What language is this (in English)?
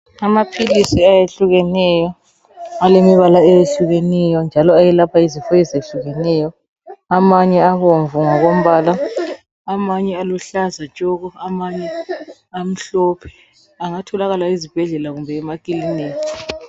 North Ndebele